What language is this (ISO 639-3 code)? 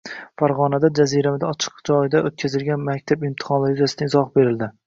uzb